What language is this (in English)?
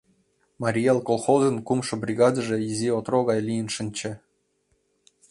Mari